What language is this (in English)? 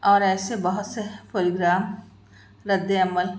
Urdu